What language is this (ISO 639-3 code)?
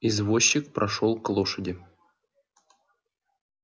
rus